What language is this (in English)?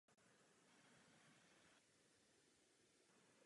Czech